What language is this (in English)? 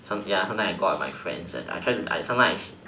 English